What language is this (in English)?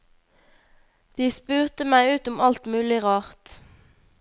Norwegian